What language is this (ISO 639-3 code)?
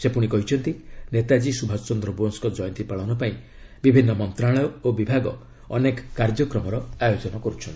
ori